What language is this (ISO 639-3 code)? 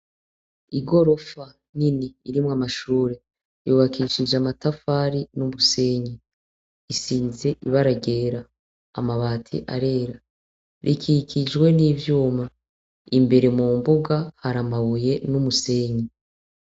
run